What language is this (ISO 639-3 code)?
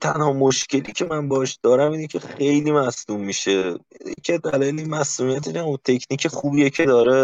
fas